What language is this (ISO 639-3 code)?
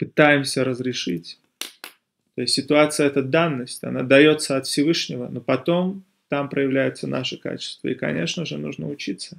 rus